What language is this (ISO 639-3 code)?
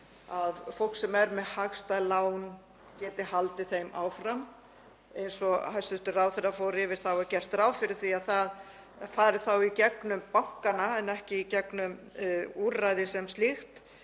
isl